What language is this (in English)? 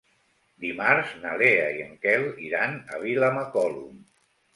Catalan